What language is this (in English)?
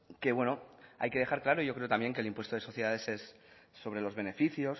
Spanish